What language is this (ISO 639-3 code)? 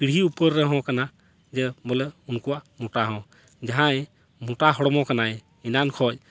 sat